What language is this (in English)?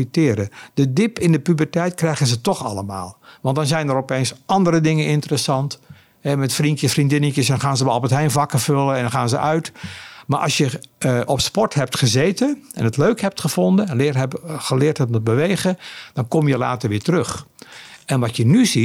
Dutch